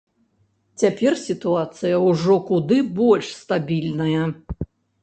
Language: Belarusian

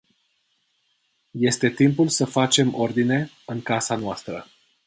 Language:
Romanian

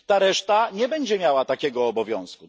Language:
Polish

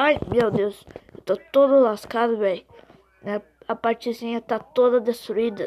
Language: Portuguese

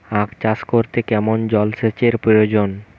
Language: Bangla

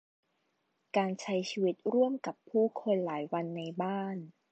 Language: Thai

